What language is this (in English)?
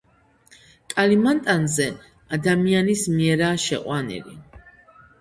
Georgian